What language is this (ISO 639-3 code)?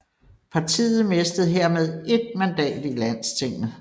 dan